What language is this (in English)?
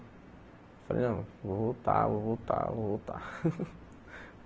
Portuguese